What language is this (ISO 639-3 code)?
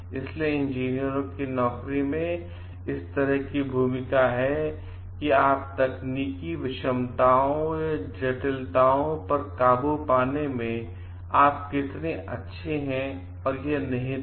hin